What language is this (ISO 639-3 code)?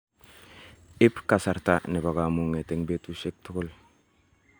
kln